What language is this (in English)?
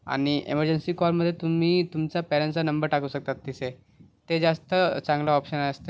Marathi